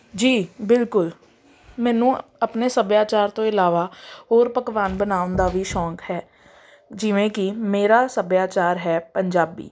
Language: Punjabi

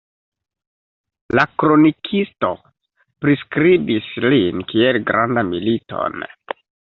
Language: Esperanto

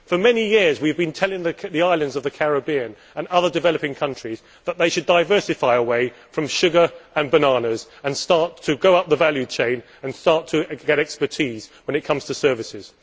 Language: English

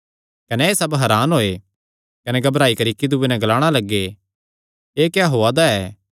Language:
Kangri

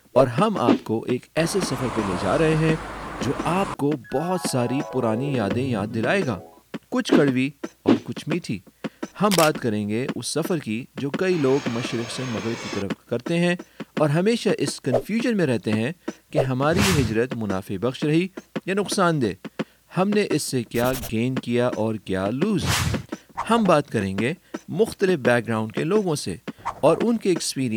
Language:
Urdu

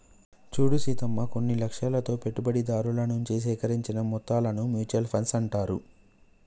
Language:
Telugu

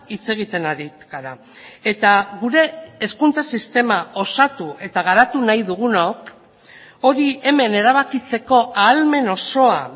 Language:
Basque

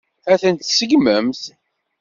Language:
Kabyle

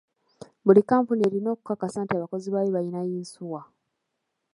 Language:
Ganda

